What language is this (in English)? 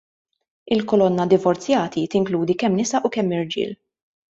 Maltese